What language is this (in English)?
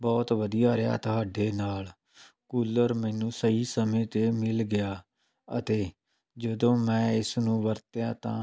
Punjabi